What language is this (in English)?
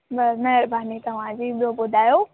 Sindhi